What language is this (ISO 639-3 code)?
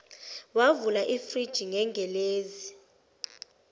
zul